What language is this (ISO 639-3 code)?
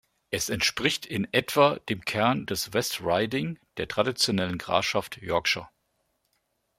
deu